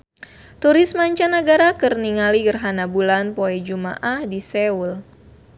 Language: Sundanese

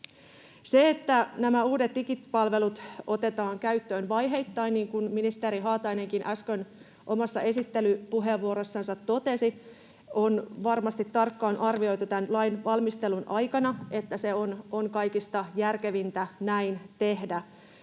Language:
Finnish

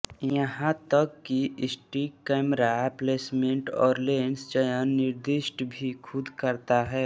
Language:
Hindi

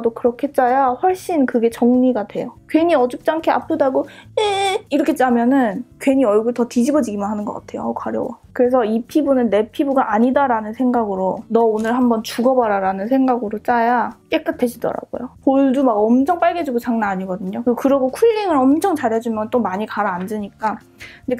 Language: Korean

